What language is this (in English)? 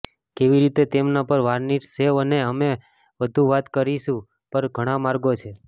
Gujarati